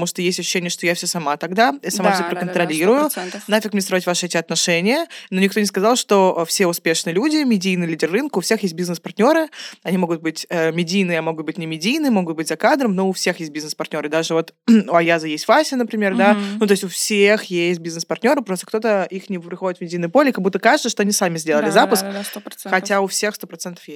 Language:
Russian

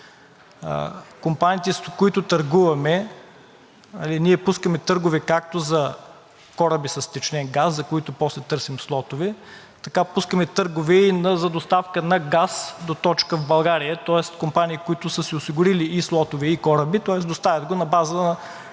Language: Bulgarian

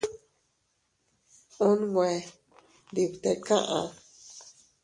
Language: Teutila Cuicatec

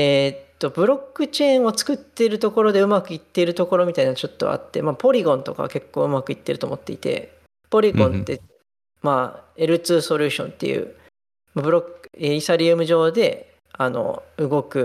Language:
Japanese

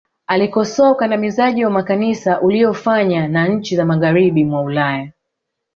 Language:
Swahili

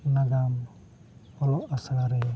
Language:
Santali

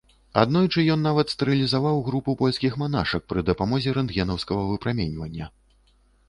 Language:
Belarusian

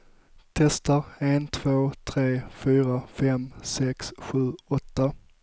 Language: Swedish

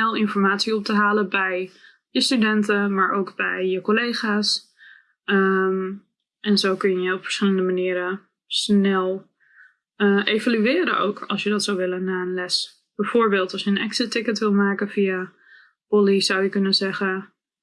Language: Dutch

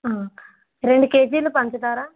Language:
Telugu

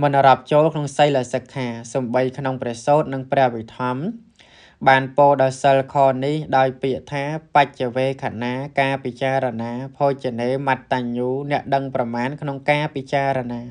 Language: Thai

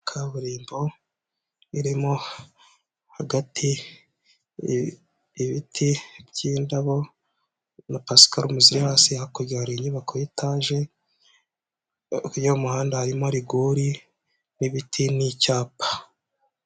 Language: Kinyarwanda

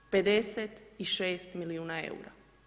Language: Croatian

